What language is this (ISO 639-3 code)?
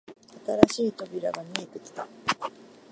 jpn